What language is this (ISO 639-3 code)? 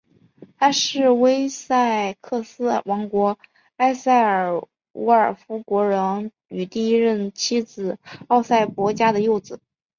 zho